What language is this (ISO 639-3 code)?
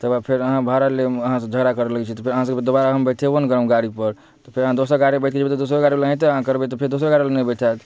mai